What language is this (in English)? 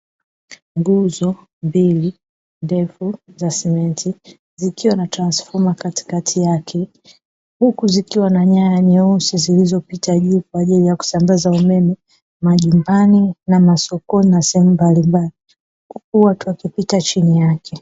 Swahili